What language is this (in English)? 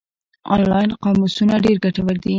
Pashto